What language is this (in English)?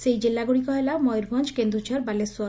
Odia